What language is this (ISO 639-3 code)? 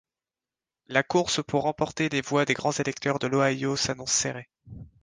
fra